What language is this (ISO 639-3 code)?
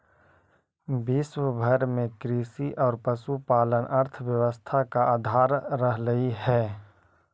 mag